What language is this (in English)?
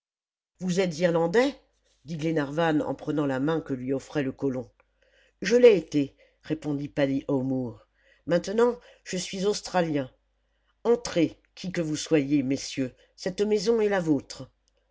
French